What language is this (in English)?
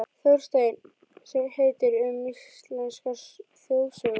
Icelandic